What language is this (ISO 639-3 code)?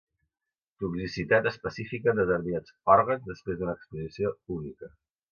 cat